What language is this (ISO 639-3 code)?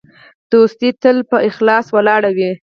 pus